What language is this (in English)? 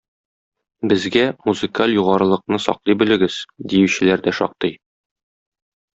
Tatar